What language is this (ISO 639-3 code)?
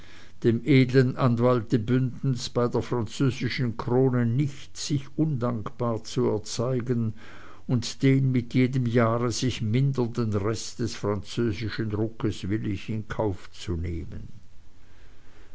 deu